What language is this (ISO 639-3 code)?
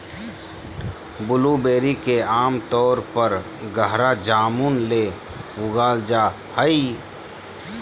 mag